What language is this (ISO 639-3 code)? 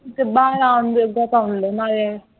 pan